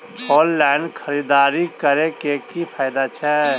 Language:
Maithili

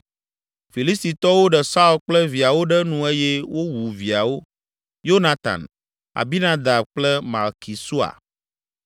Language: Ewe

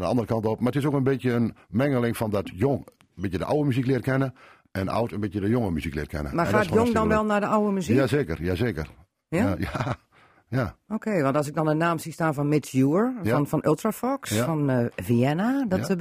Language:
Dutch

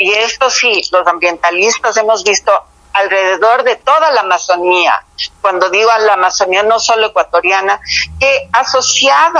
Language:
Spanish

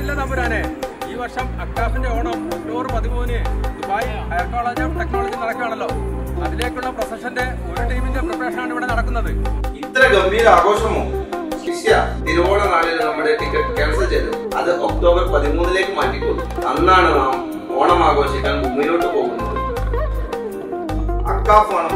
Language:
Malayalam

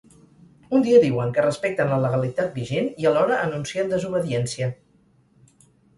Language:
Catalan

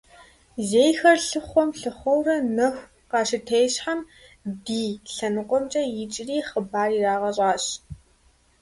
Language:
Kabardian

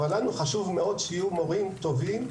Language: Hebrew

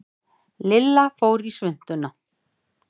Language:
Icelandic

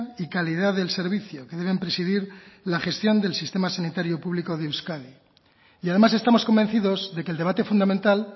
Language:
Spanish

